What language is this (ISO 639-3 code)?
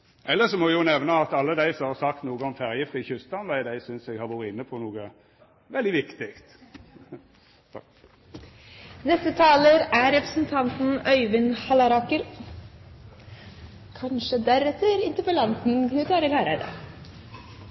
nor